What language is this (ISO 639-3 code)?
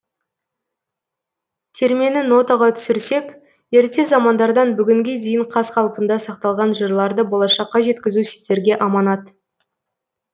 kaz